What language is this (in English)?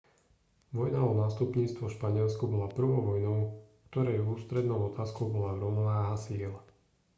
Slovak